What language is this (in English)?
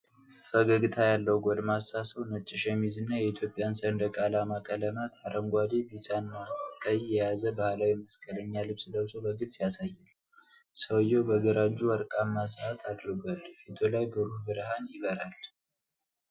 Amharic